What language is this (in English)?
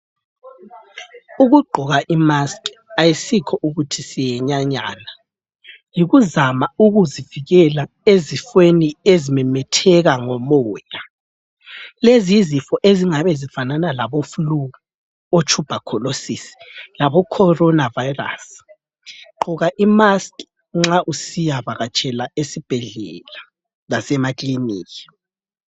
North Ndebele